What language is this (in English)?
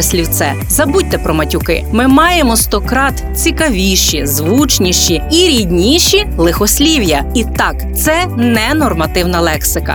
Ukrainian